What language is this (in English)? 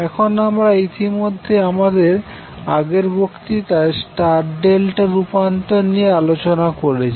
Bangla